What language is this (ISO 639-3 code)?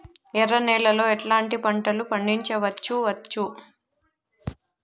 tel